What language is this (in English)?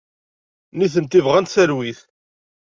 Kabyle